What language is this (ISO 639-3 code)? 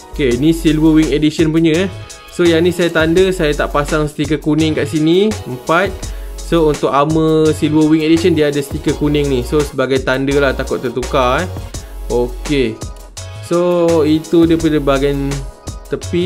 msa